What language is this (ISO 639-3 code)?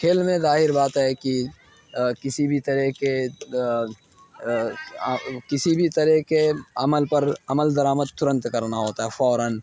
urd